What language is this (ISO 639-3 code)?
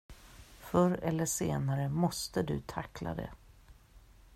swe